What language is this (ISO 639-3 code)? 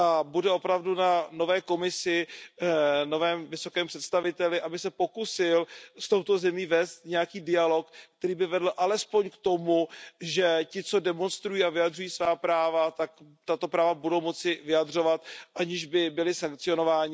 ces